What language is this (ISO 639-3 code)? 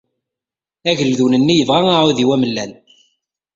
kab